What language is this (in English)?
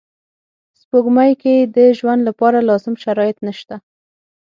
Pashto